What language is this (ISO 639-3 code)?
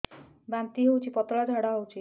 ori